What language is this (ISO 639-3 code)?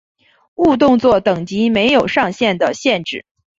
zho